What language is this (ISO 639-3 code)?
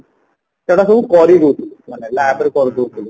ori